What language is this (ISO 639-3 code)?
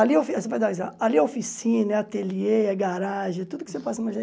por